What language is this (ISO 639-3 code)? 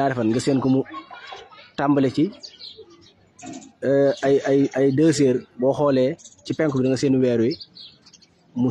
fra